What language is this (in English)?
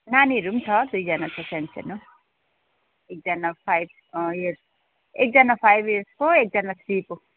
Nepali